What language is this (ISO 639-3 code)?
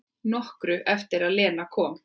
isl